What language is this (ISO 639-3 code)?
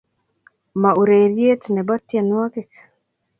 kln